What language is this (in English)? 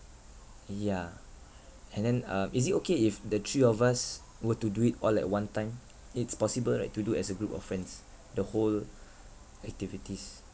English